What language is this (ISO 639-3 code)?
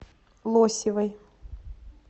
rus